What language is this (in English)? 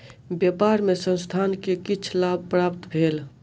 Maithili